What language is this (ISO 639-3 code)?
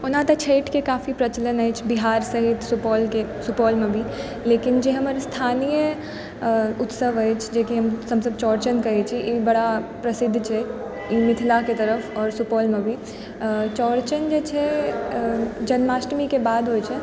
mai